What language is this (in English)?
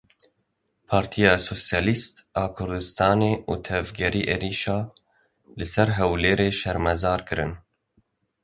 Kurdish